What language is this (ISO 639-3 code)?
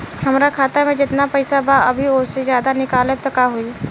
bho